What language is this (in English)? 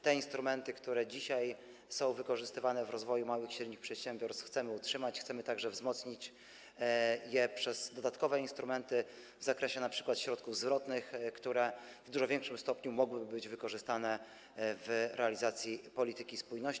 Polish